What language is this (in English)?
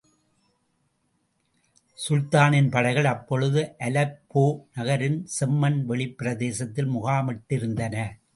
Tamil